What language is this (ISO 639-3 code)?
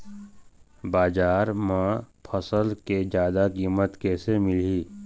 hne